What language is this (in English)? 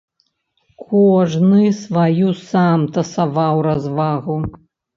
Belarusian